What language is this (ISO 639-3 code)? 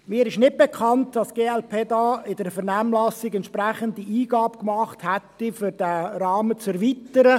gsw